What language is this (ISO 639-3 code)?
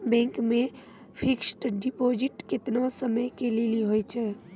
mai